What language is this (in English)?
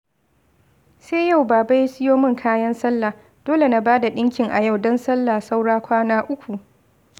Hausa